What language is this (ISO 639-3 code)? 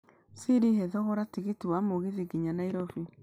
kik